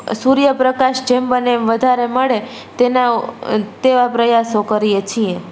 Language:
Gujarati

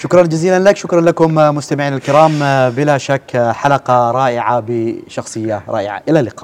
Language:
Arabic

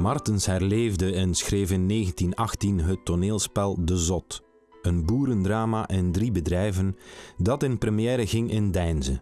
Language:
Dutch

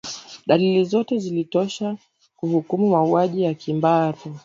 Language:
Swahili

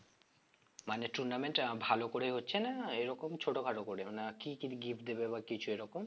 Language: Bangla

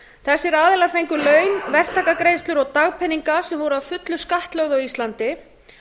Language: Icelandic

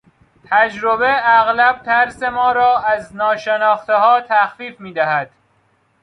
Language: Persian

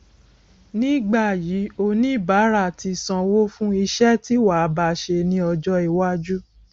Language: Yoruba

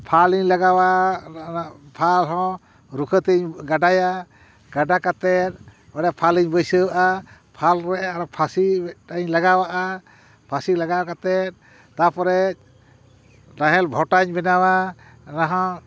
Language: Santali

